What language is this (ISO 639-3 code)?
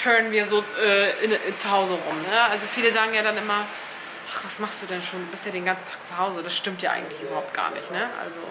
deu